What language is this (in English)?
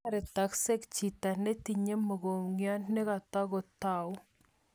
Kalenjin